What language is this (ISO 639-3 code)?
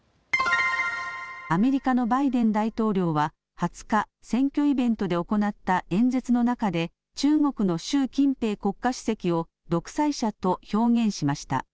jpn